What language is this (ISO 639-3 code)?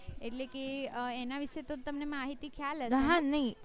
guj